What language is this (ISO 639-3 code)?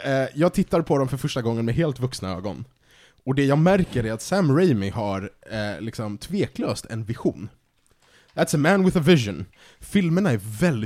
swe